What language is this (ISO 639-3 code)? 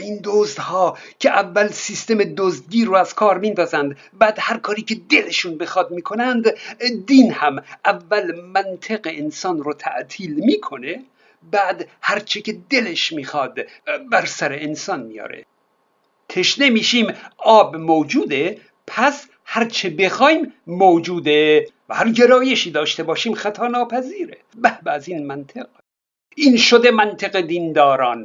fas